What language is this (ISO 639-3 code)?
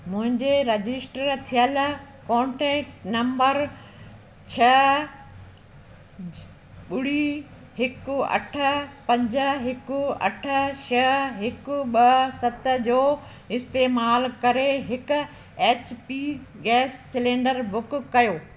snd